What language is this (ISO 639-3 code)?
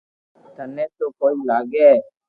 lrk